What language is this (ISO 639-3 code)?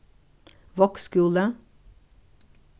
fao